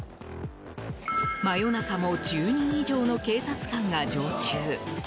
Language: Japanese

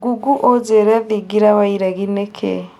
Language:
Kikuyu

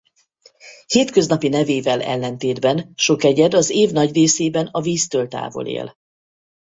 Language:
Hungarian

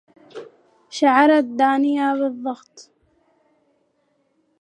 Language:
Arabic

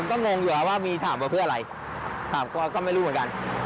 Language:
Thai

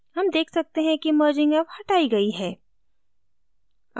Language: Hindi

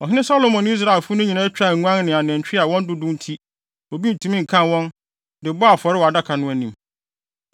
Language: Akan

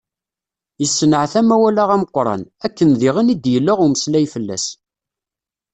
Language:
Kabyle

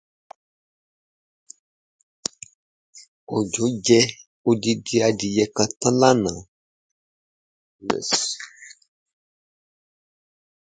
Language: English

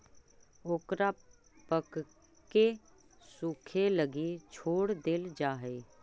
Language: Magahi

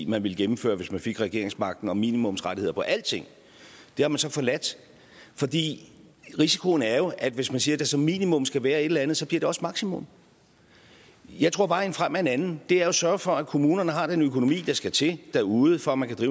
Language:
Danish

